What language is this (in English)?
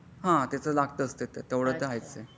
Marathi